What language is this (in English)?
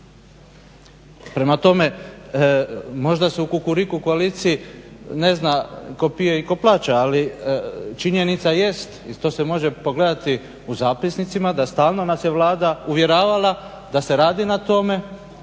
Croatian